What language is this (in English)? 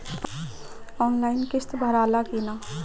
Bhojpuri